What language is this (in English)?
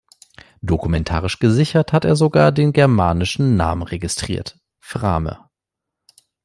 German